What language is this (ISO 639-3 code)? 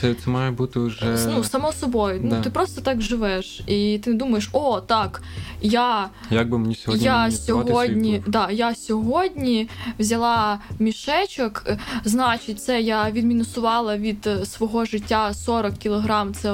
ukr